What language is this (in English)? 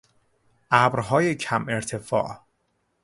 Persian